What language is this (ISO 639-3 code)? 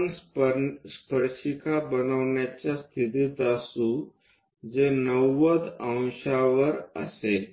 mar